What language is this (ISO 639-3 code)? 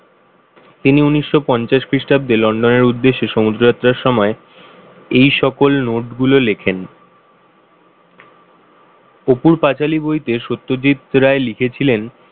ben